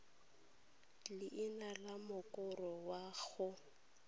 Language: Tswana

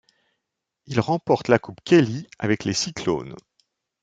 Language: French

